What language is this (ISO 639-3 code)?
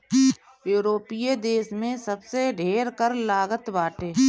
bho